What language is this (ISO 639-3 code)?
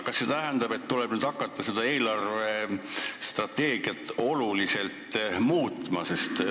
est